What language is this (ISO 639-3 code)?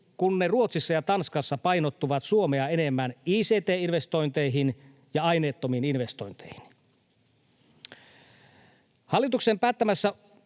fin